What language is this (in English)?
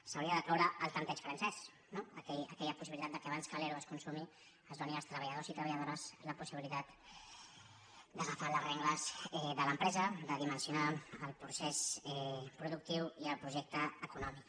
Catalan